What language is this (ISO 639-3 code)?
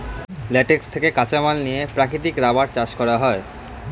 ben